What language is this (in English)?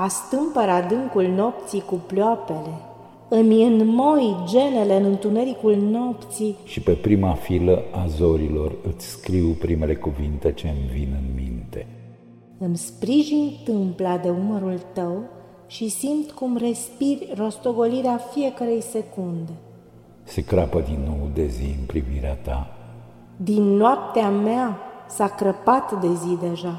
Romanian